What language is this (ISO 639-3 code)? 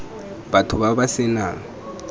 tsn